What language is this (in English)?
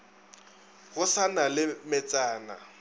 Northern Sotho